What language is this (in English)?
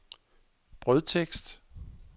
Danish